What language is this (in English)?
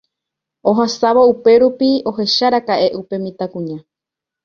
Guarani